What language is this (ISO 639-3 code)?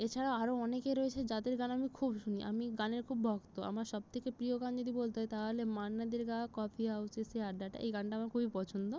ben